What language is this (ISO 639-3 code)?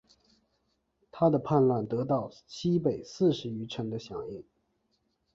zho